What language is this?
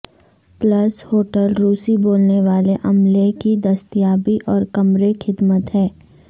Urdu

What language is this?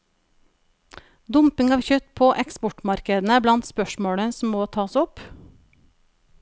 Norwegian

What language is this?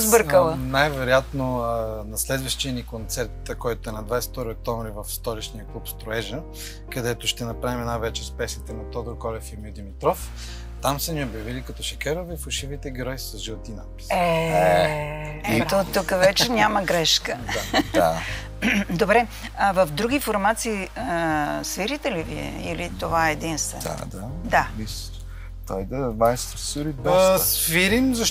Bulgarian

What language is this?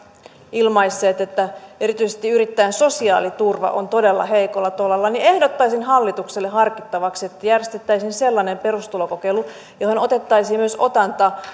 Finnish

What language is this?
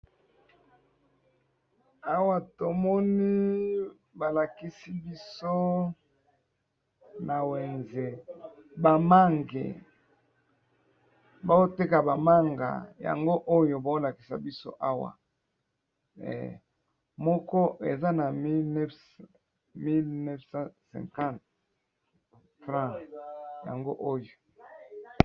Lingala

